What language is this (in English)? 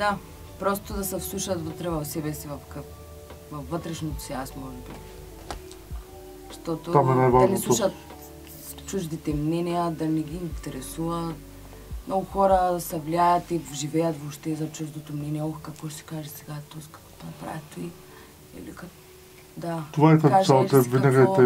Bulgarian